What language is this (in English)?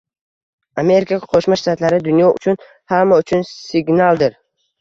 Uzbek